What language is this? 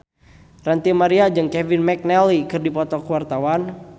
Sundanese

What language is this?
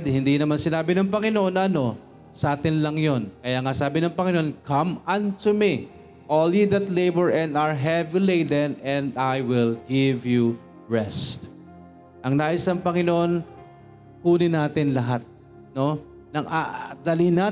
Filipino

